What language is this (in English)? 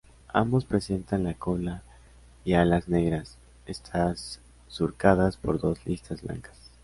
Spanish